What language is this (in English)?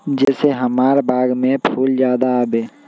Magahi